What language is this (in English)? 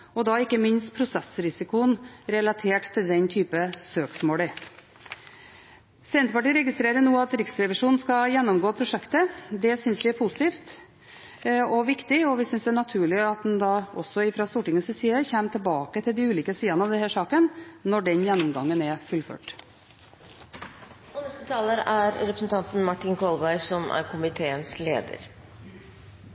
Norwegian Bokmål